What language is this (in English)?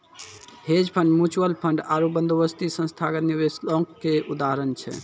Maithili